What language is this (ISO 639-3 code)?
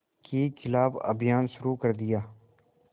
hin